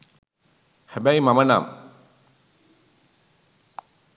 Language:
Sinhala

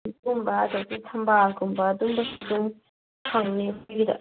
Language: Manipuri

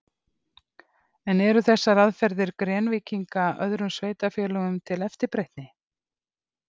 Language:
Icelandic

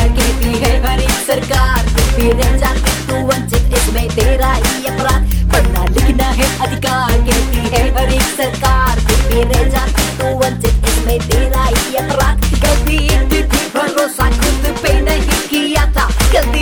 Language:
Hindi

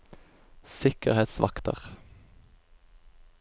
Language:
Norwegian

